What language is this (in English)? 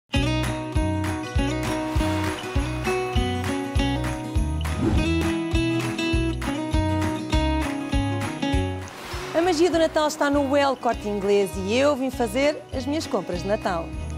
Portuguese